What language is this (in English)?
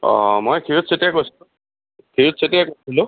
Assamese